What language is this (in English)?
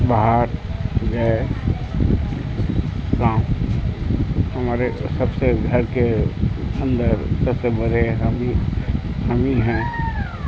Urdu